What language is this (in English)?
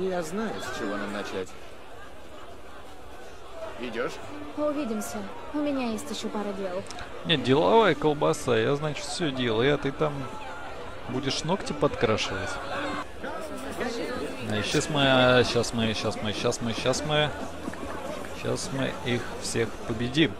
Russian